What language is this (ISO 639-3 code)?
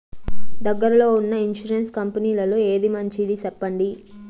tel